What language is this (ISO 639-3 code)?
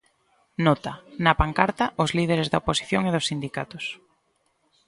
glg